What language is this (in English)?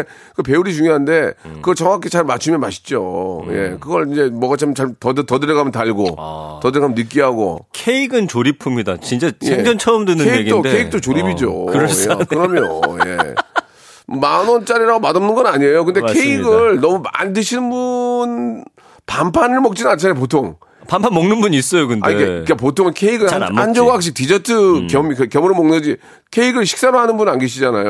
Korean